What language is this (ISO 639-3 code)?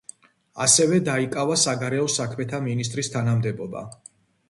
kat